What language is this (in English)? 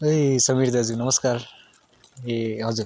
Nepali